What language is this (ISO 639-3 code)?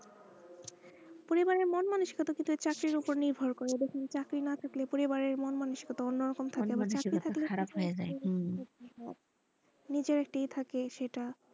ben